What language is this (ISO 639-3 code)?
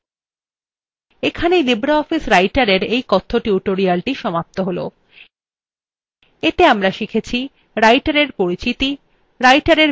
ben